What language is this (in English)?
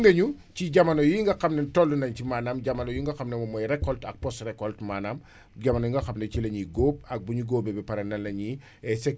Wolof